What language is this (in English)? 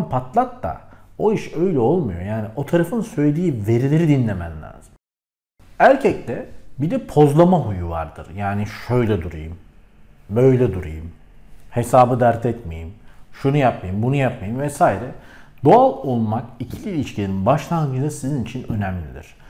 Turkish